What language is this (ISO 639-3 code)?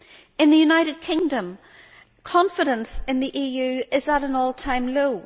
eng